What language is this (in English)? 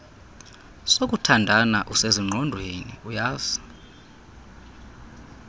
Xhosa